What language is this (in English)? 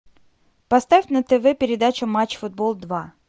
Russian